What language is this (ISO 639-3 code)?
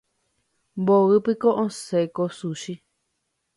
grn